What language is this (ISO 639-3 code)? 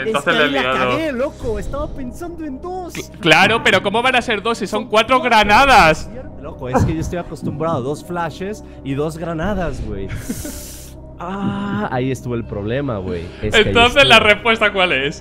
spa